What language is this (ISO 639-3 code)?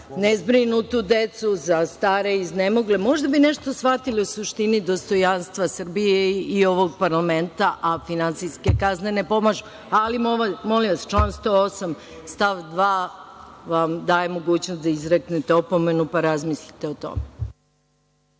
srp